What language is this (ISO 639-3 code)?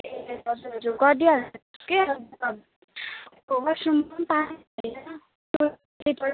nep